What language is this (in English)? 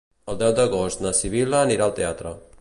Catalan